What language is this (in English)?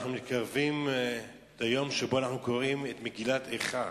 Hebrew